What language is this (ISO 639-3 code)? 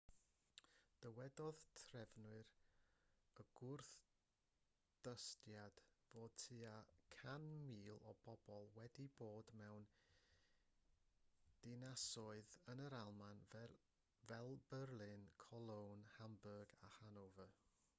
cym